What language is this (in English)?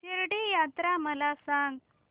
Marathi